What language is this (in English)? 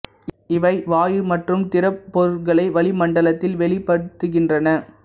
Tamil